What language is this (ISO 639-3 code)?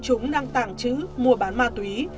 vie